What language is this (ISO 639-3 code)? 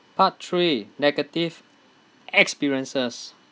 eng